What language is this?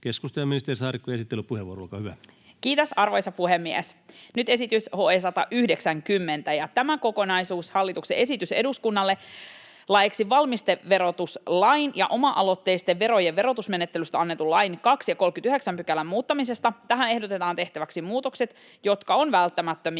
Finnish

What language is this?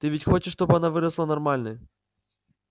Russian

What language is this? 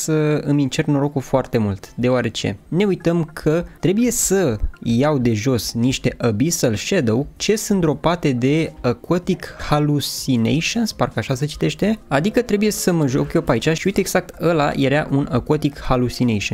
Romanian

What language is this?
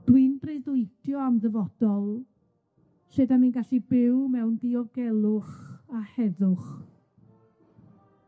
Welsh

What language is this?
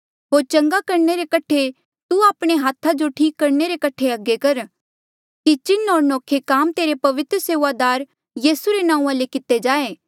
Mandeali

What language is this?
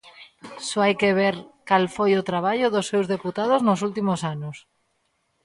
Galician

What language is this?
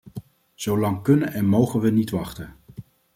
Dutch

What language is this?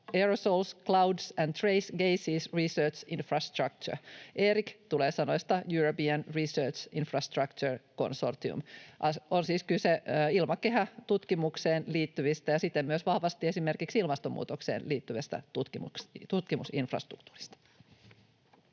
Finnish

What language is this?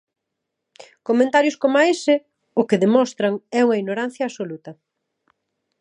Galician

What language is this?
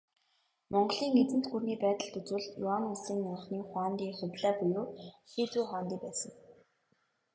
Mongolian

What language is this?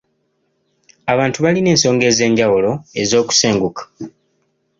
Ganda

